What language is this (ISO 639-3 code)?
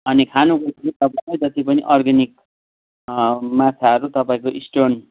nep